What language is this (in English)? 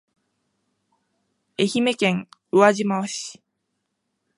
Japanese